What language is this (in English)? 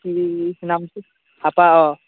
Assamese